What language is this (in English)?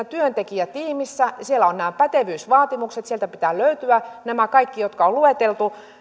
Finnish